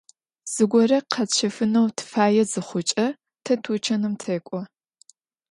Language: Adyghe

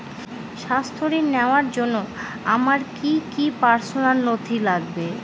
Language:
Bangla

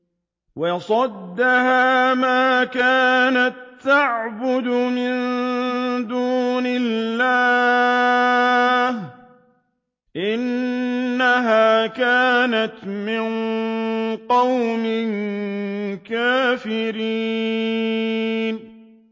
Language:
Arabic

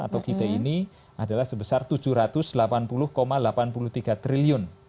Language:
Indonesian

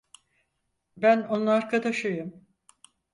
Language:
Turkish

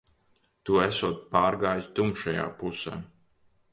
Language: Latvian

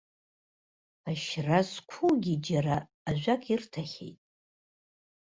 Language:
Abkhazian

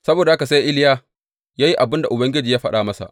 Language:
Hausa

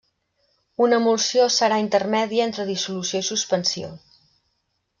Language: Catalan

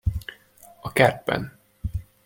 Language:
Hungarian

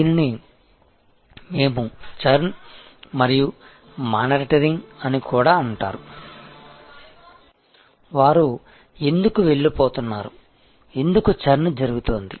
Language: Telugu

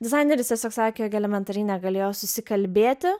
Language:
Lithuanian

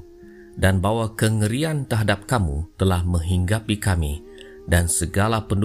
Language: Malay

